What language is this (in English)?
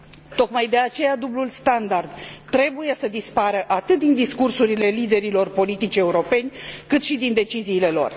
Romanian